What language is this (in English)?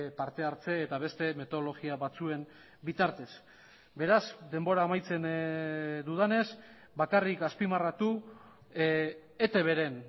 Basque